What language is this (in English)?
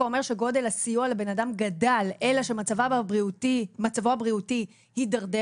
Hebrew